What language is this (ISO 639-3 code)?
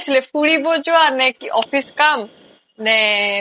asm